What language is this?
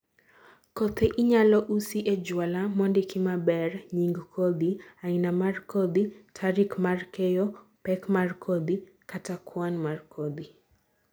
Luo (Kenya and Tanzania)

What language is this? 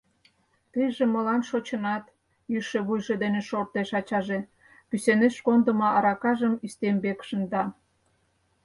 Mari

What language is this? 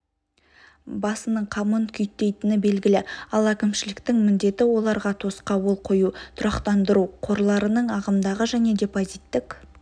Kazakh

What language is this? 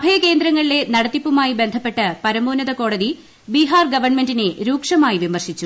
Malayalam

